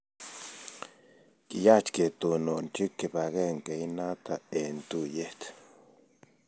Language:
Kalenjin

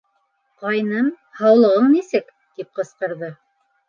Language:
Bashkir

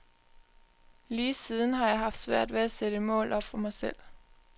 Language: Danish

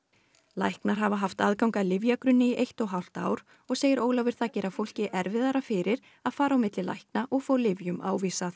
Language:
Icelandic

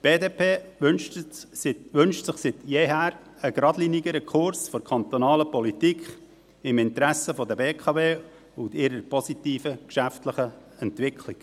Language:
Swiss German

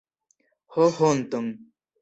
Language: Esperanto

